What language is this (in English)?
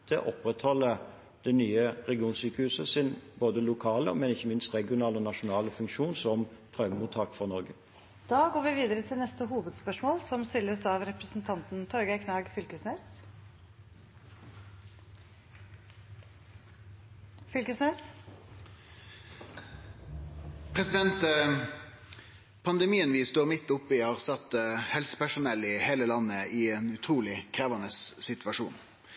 Norwegian